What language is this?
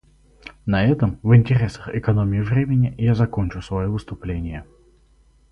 Russian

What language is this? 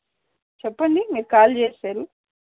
Telugu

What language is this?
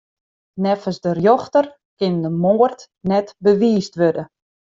Western Frisian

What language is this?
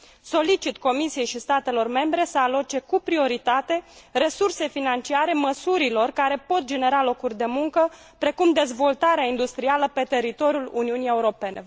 Romanian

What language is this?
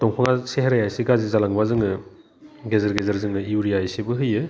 Bodo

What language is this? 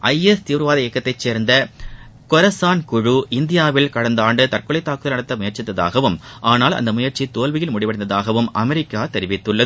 Tamil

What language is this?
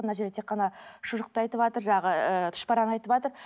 Kazakh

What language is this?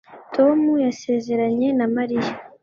Kinyarwanda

